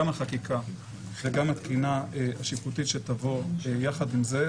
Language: Hebrew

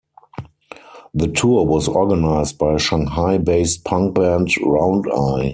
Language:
English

